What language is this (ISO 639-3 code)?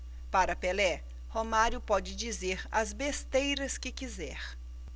por